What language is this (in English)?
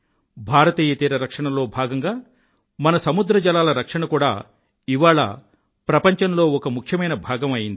Telugu